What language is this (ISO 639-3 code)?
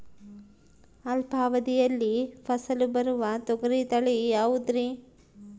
kan